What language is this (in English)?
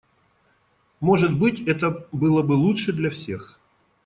Russian